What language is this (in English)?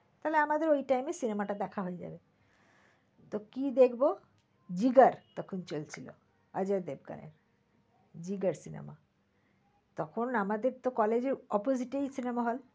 Bangla